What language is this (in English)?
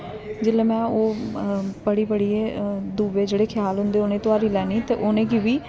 Dogri